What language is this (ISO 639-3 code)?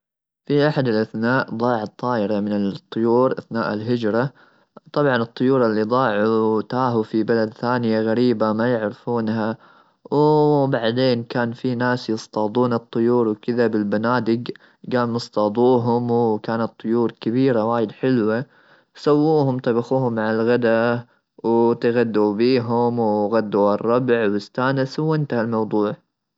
afb